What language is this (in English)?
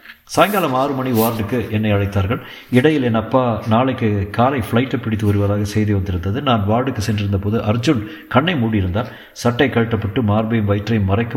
Tamil